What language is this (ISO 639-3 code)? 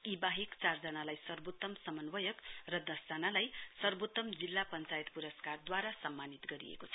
nep